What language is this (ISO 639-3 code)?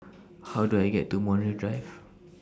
eng